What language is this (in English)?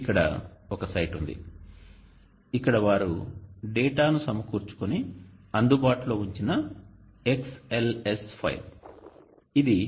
Telugu